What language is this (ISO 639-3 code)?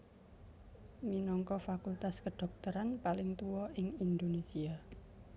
jav